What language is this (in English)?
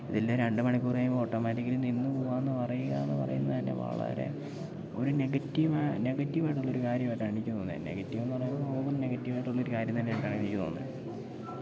Malayalam